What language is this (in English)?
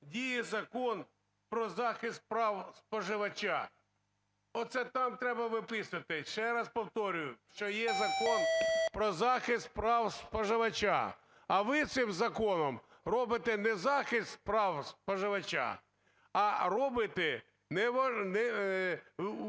Ukrainian